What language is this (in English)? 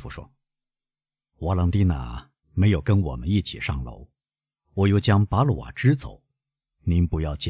Chinese